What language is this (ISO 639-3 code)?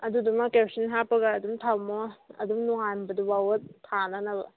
mni